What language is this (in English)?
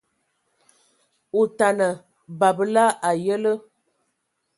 Ewondo